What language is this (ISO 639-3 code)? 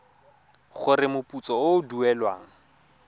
tsn